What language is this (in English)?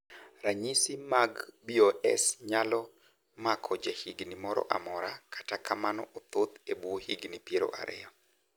Luo (Kenya and Tanzania)